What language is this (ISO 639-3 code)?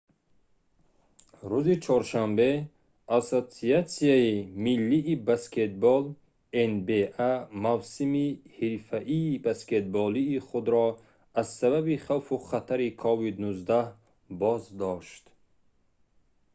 tgk